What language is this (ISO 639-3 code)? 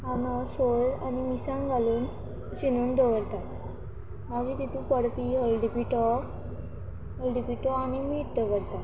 kok